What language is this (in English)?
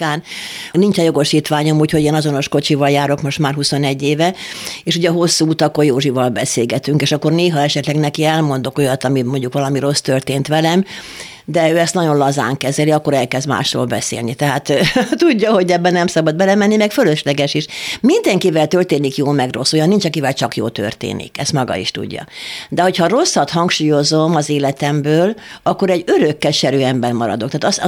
Hungarian